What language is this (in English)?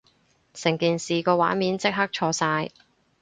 Cantonese